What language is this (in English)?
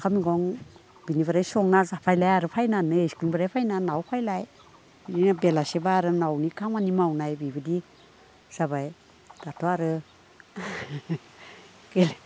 Bodo